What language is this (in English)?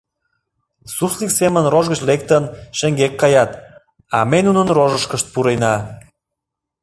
Mari